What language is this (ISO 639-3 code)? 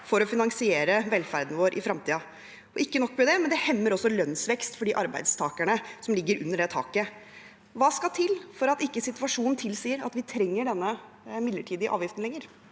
nor